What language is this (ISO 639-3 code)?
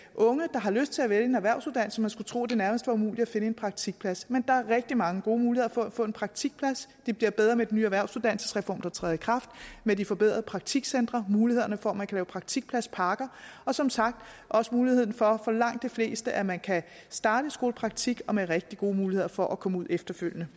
dan